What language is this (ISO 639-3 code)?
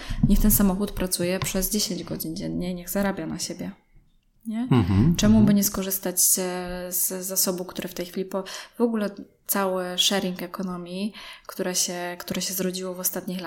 pol